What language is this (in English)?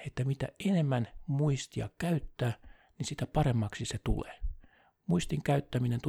Finnish